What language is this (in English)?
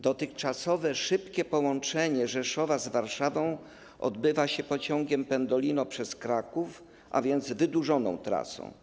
Polish